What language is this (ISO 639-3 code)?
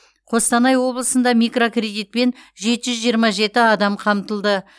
kaz